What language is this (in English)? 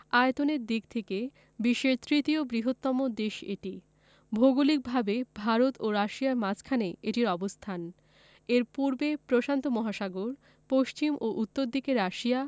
Bangla